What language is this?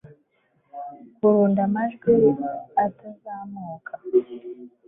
Kinyarwanda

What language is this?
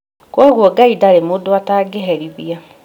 Kikuyu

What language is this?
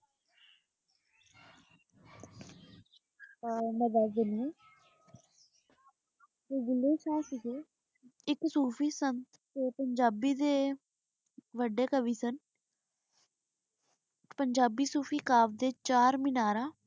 Punjabi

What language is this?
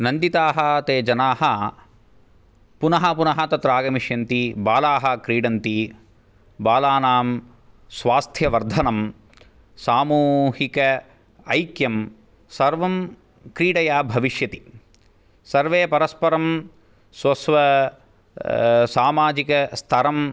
Sanskrit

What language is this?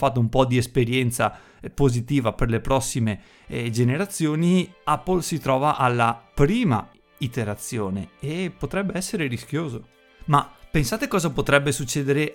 Italian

